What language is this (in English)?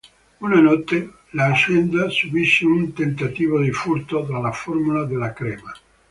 Italian